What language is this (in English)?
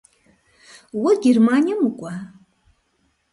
Kabardian